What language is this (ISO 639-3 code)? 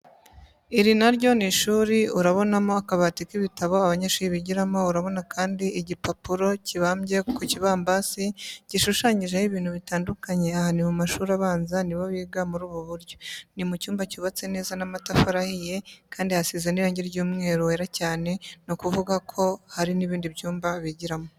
kin